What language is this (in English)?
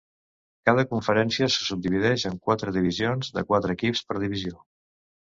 Catalan